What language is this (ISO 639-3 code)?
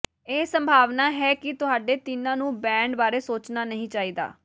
pan